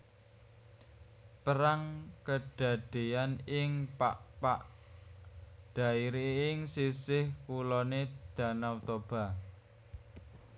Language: Javanese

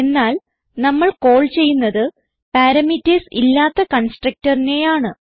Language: Malayalam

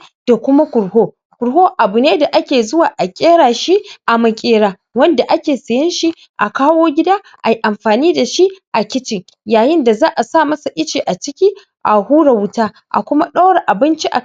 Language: Hausa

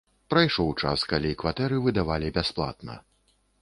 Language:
Belarusian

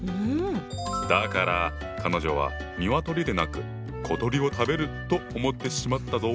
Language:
Japanese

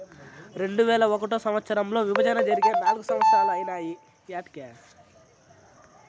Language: Telugu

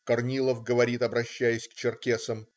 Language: Russian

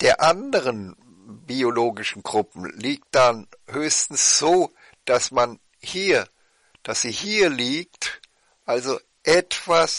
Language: German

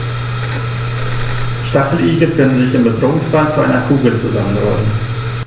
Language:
German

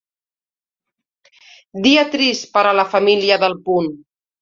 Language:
Catalan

